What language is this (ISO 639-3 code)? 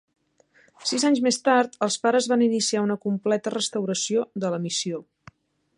cat